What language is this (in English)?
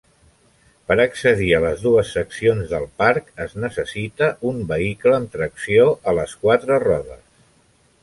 Catalan